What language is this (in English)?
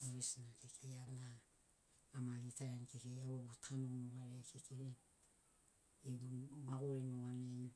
Sinaugoro